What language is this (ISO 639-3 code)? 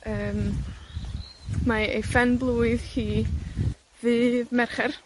cym